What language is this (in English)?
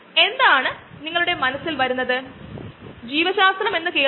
Malayalam